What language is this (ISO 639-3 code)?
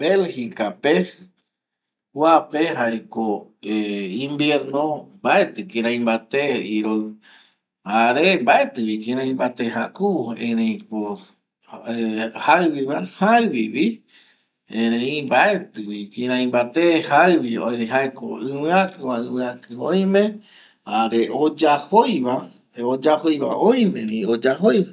gui